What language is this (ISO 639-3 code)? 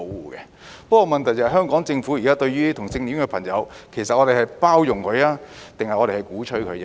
yue